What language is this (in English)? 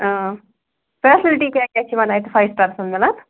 Kashmiri